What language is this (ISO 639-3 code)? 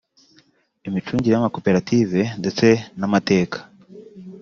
kin